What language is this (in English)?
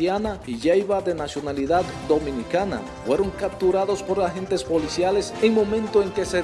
Spanish